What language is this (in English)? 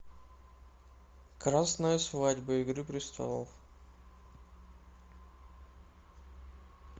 Russian